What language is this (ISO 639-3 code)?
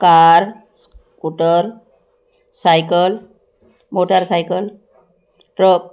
mar